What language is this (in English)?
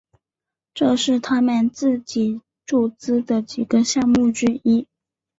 Chinese